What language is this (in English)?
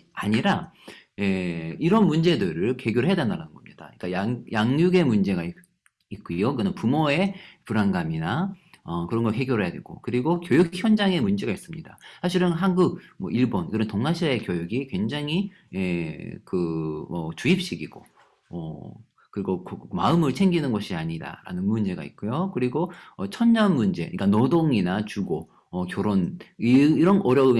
Korean